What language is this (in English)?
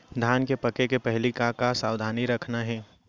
Chhattisgarhi